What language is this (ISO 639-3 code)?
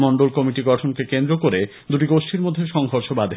ben